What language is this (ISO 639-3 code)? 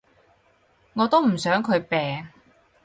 yue